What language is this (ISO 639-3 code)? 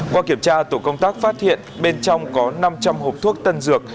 vie